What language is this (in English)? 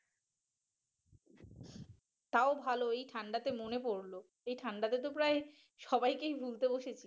Bangla